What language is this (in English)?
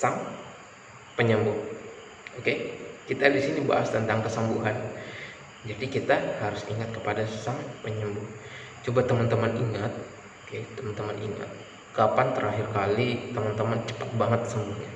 Indonesian